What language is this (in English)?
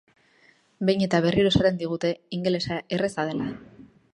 Basque